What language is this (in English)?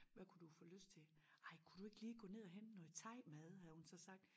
Danish